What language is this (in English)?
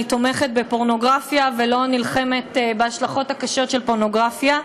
Hebrew